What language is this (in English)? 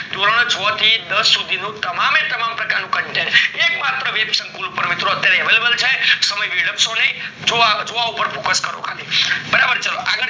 Gujarati